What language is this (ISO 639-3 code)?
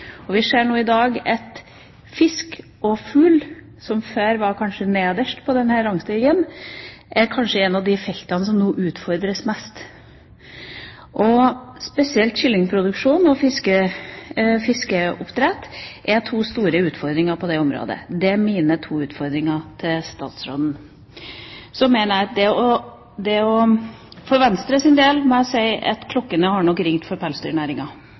nob